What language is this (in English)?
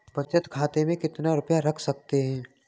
Hindi